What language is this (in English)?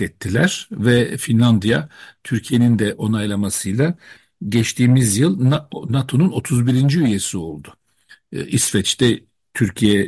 Turkish